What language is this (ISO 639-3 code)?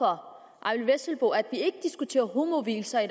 dan